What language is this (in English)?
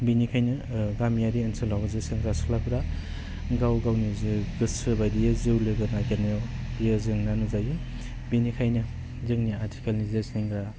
Bodo